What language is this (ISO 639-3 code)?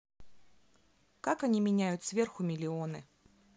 rus